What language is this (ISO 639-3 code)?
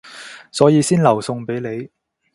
yue